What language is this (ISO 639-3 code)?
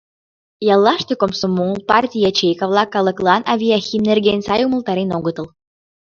chm